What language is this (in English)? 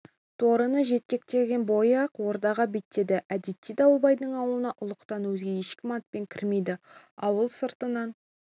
Kazakh